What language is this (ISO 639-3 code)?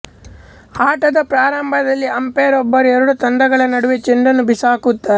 kan